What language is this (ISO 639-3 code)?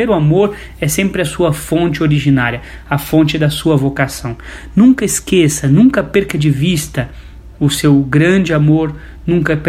por